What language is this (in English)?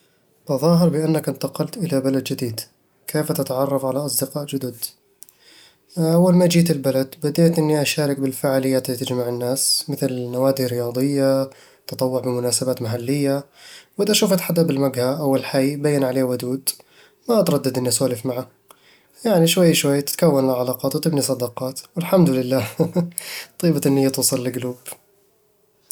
Eastern Egyptian Bedawi Arabic